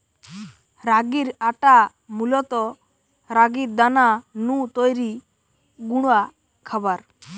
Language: Bangla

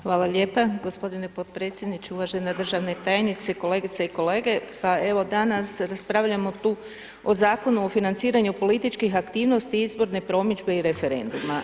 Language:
Croatian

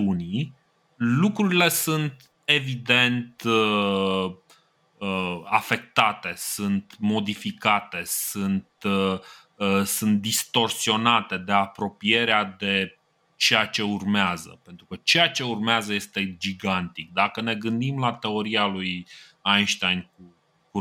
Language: Romanian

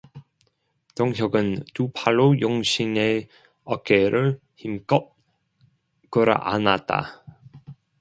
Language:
Korean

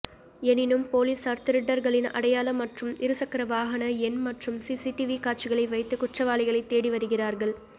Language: Tamil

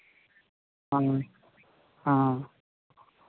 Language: Maithili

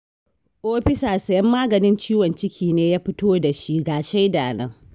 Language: Hausa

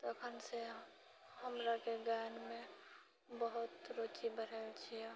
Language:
Maithili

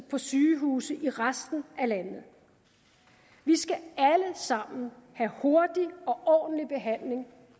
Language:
Danish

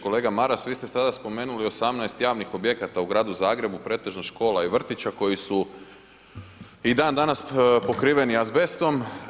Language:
Croatian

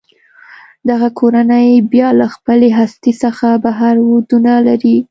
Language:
Pashto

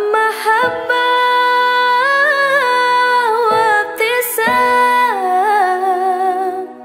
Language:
Arabic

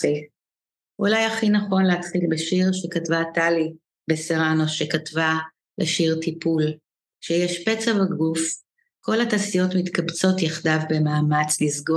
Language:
Hebrew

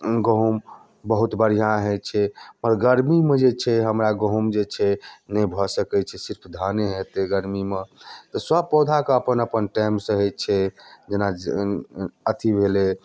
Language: Maithili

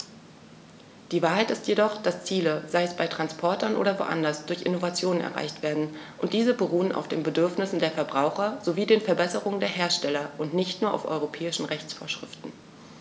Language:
German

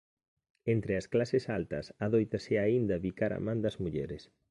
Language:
Galician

